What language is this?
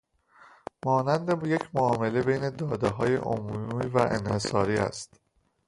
Persian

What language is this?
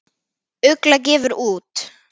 Icelandic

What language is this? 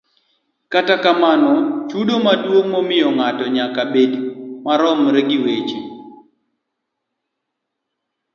Luo (Kenya and Tanzania)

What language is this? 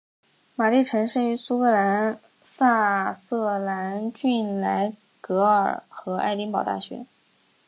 Chinese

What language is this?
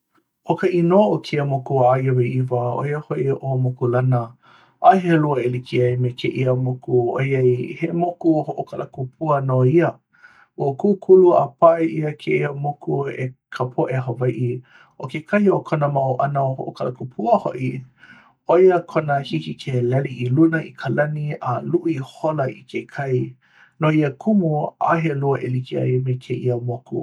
Hawaiian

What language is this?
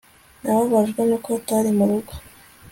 Kinyarwanda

